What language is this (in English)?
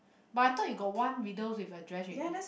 English